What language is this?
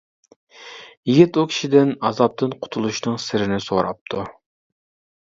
Uyghur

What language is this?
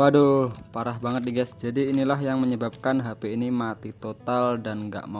Indonesian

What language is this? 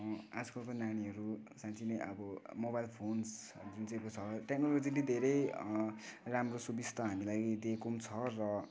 Nepali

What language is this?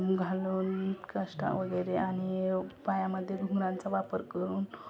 Marathi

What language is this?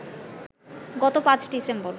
Bangla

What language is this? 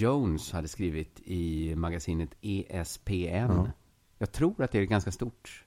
Swedish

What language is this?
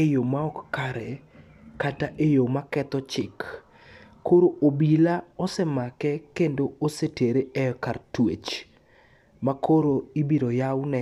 Luo (Kenya and Tanzania)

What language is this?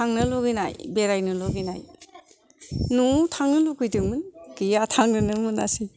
Bodo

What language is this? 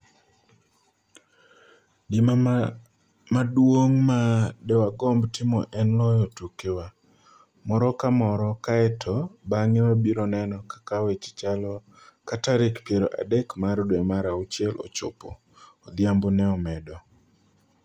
Luo (Kenya and Tanzania)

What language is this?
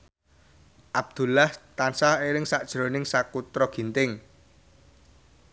Javanese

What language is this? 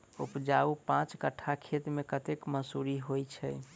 Maithili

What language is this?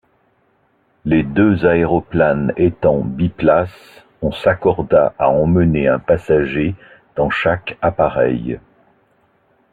French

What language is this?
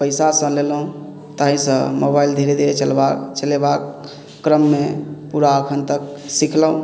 Maithili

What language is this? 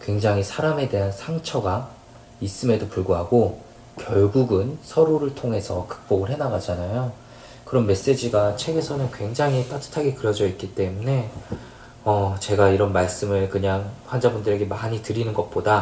Korean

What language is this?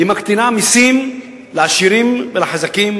Hebrew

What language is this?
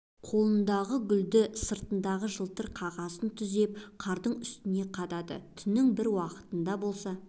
Kazakh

